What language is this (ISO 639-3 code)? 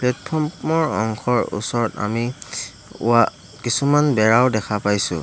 asm